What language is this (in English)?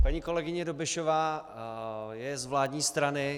Czech